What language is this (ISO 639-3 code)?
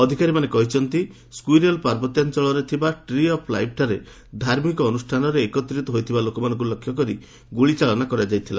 ori